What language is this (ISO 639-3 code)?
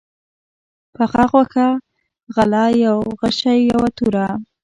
pus